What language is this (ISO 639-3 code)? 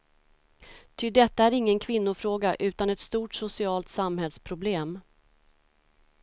swe